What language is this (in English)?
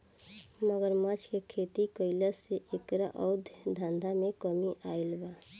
Bhojpuri